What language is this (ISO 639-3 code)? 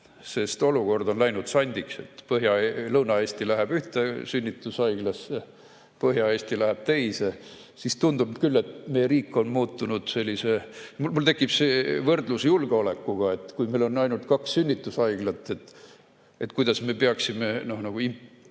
est